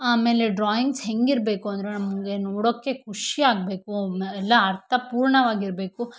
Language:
Kannada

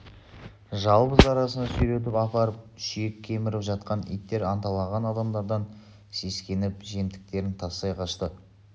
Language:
Kazakh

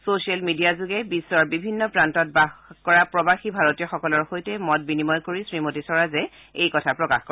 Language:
Assamese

